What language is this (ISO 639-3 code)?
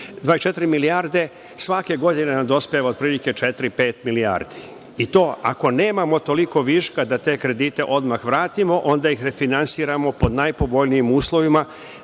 srp